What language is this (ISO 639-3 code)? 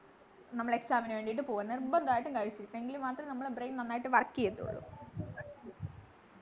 mal